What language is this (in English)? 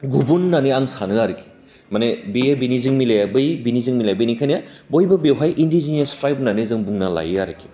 Bodo